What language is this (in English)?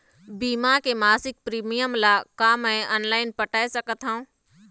Chhattisgarhi